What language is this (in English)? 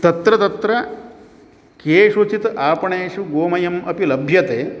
Sanskrit